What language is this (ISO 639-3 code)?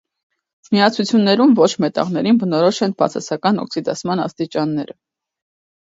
hye